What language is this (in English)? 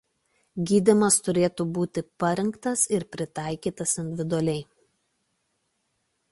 Lithuanian